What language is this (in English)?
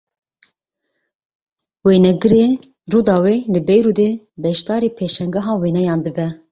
Kurdish